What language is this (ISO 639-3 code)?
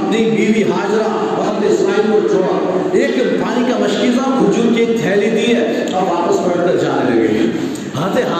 urd